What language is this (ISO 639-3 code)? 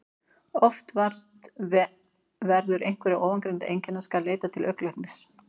isl